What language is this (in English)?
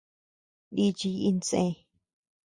Tepeuxila Cuicatec